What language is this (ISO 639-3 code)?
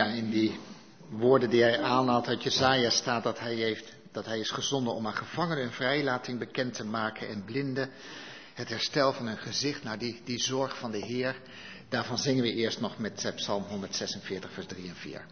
nld